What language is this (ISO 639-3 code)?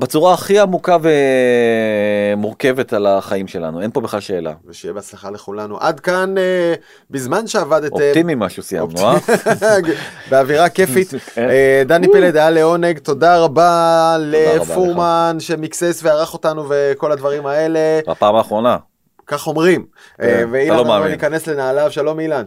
heb